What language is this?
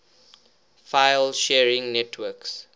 English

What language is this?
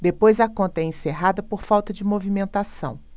Portuguese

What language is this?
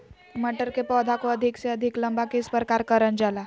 Magahi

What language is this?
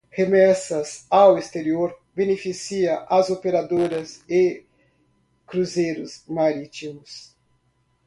Portuguese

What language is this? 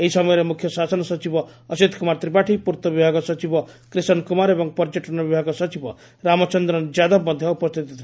Odia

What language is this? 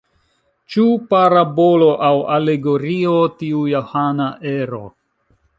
Esperanto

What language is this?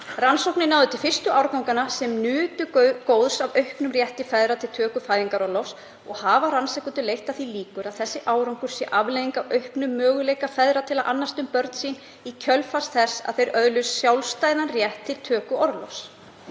Icelandic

